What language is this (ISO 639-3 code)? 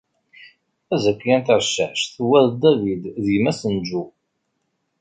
kab